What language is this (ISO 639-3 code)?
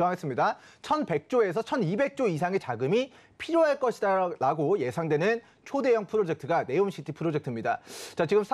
kor